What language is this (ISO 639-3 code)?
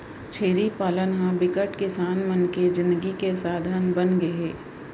hne